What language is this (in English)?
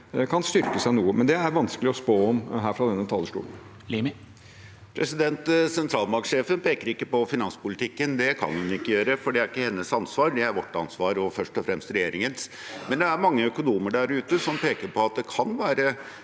Norwegian